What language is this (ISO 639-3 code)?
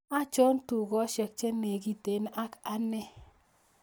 kln